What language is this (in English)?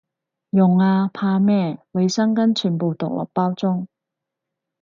Cantonese